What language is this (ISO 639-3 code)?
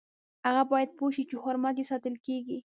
pus